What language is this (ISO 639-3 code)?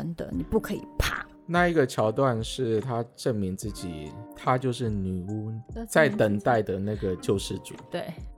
zho